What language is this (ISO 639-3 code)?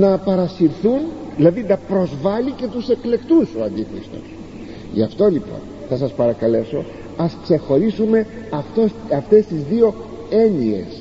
ell